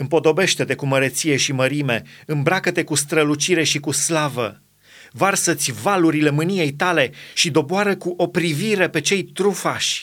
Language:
Romanian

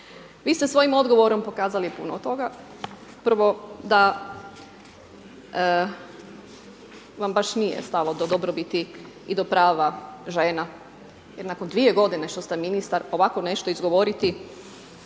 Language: Croatian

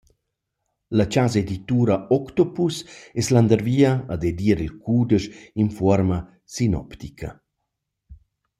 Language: Romansh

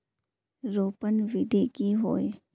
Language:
Magahi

